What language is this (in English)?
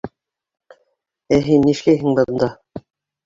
Bashkir